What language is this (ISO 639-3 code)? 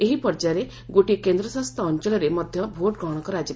ori